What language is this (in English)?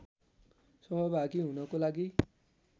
Nepali